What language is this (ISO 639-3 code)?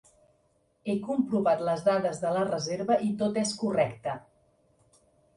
cat